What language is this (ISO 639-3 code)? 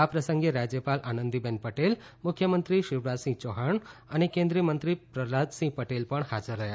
guj